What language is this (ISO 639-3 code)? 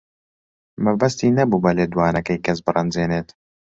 ckb